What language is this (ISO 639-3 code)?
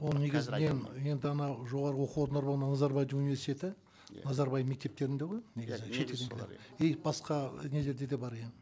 kaz